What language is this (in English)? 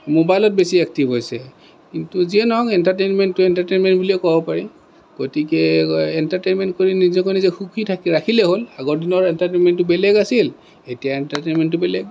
Assamese